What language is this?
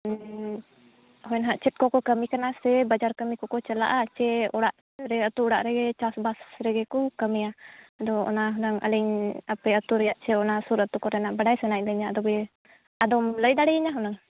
Santali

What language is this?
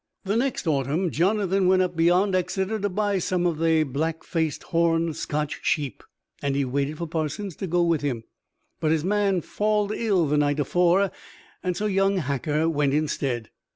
English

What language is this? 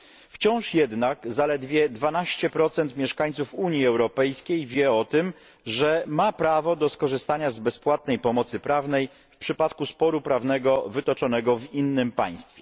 Polish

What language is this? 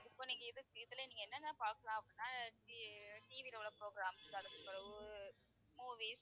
Tamil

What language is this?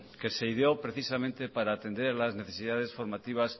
Spanish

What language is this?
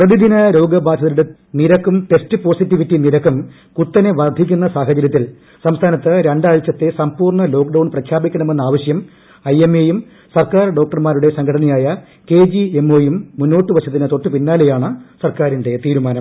Malayalam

